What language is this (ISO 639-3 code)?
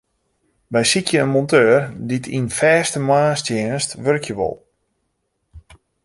fry